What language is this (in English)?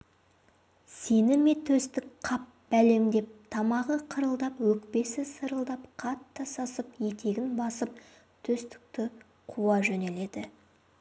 Kazakh